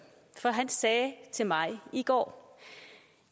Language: Danish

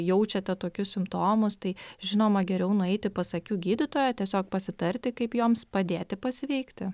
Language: Lithuanian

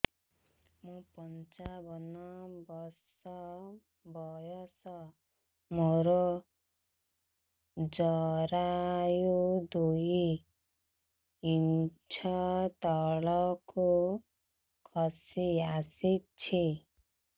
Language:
Odia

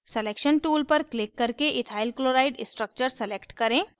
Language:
Hindi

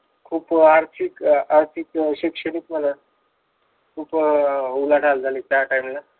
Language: Marathi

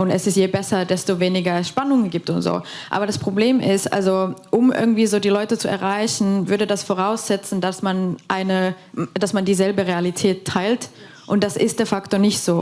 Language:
German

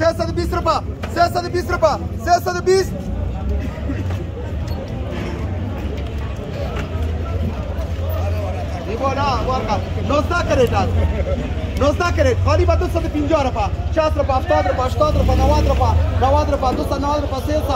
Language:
Persian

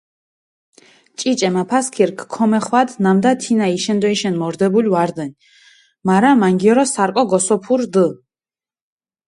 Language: Mingrelian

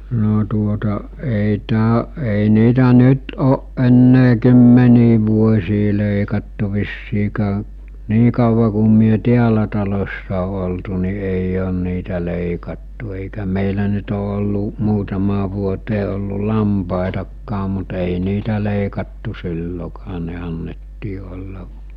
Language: Finnish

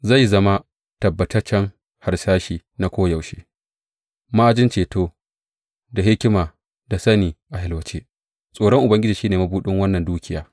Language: Hausa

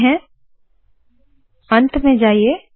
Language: Hindi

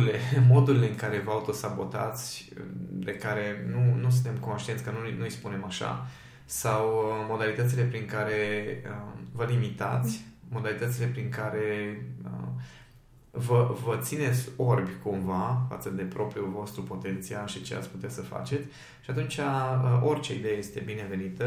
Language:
Romanian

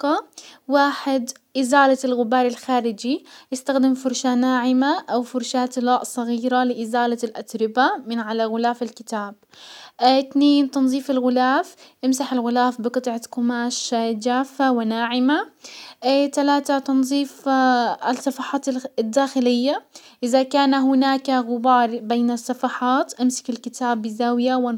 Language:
Hijazi Arabic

